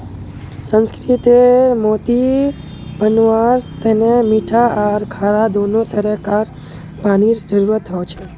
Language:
Magahi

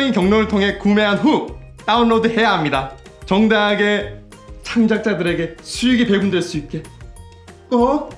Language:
Korean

